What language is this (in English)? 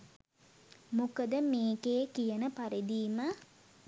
Sinhala